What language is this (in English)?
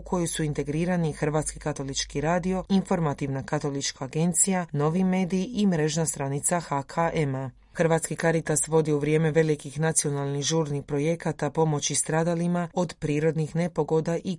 Croatian